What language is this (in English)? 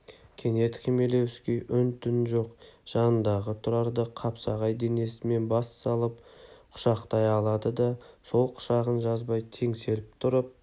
Kazakh